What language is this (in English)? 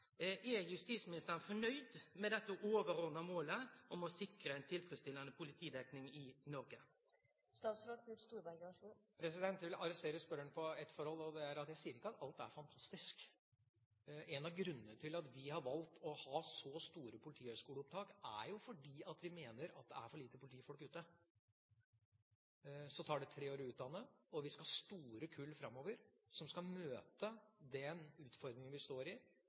Norwegian